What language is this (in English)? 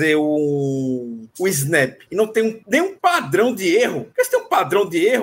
Portuguese